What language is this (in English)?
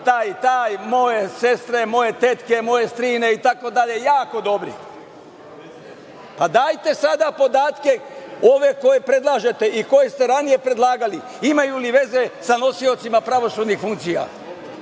Serbian